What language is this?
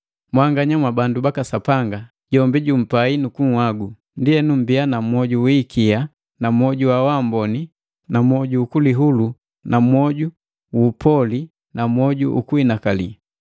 Matengo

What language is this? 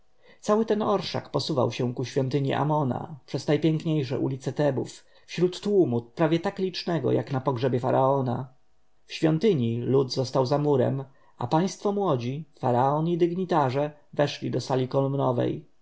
Polish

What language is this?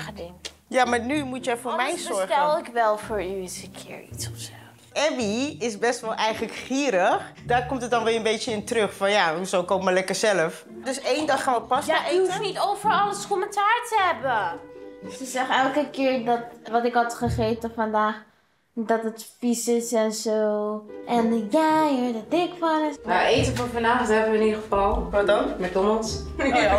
Dutch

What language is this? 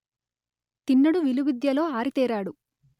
Telugu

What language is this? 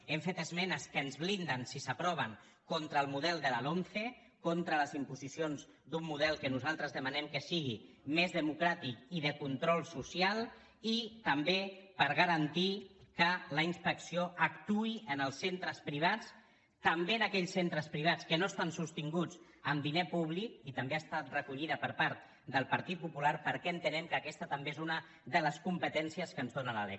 Catalan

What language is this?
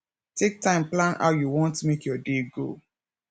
Nigerian Pidgin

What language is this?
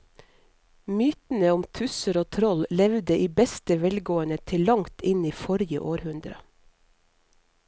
Norwegian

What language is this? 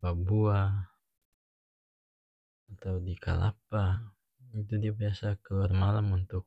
North Moluccan Malay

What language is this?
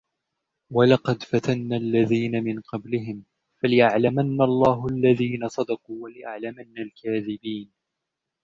Arabic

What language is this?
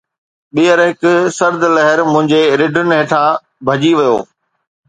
Sindhi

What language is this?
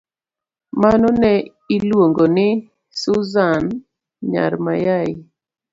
Luo (Kenya and Tanzania)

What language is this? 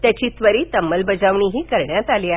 Marathi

